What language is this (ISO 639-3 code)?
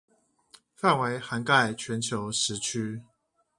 zho